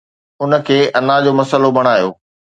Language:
Sindhi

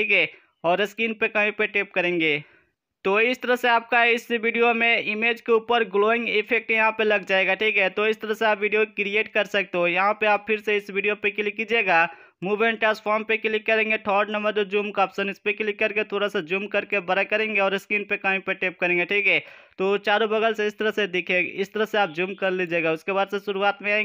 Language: Hindi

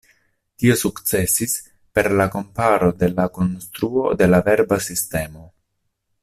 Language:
Esperanto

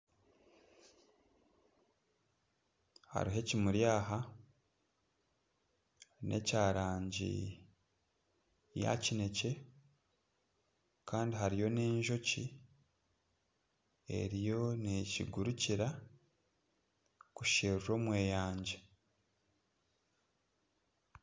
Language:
Nyankole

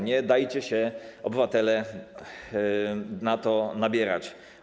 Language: Polish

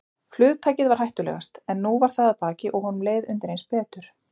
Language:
Icelandic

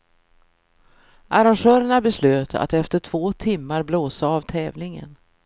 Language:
Swedish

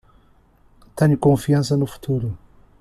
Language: Portuguese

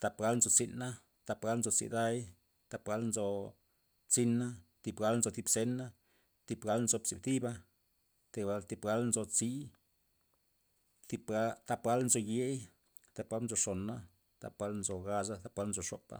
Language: Loxicha Zapotec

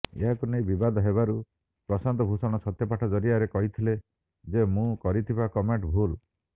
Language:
Odia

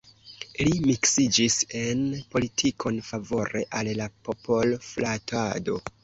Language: Esperanto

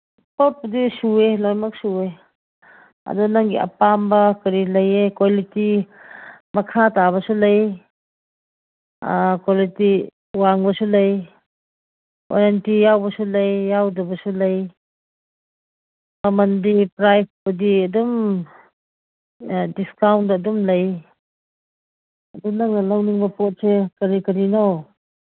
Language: Manipuri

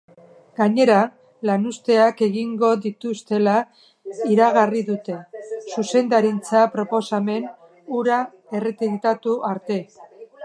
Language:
Basque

